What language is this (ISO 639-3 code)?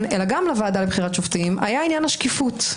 heb